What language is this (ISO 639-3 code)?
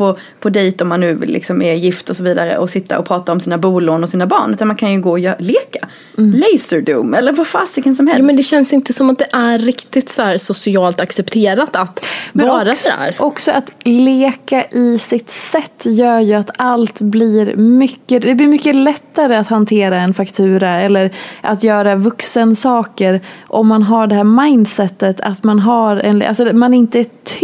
swe